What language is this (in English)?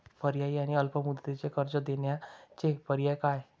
Marathi